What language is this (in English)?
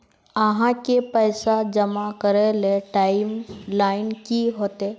Magahi